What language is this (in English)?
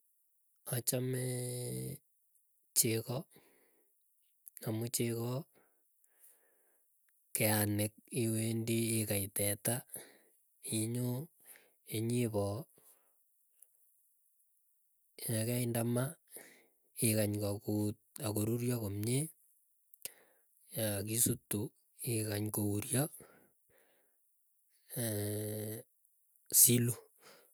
Keiyo